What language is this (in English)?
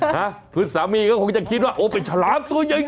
Thai